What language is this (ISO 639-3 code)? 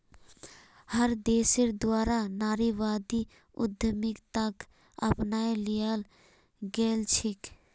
mag